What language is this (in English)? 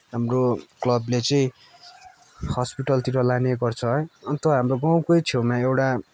Nepali